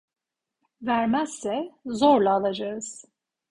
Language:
Turkish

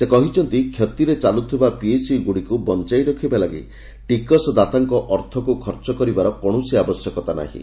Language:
Odia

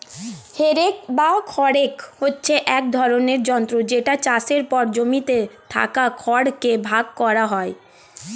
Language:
Bangla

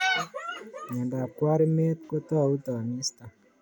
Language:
Kalenjin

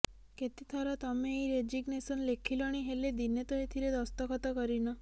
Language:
Odia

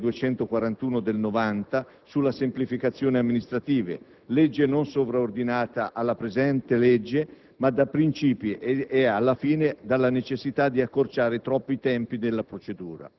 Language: Italian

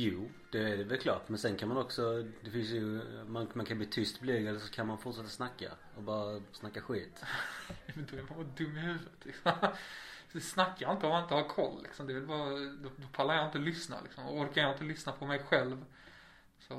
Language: Swedish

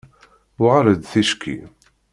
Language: Kabyle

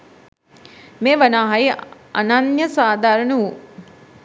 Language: Sinhala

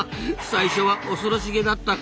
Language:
Japanese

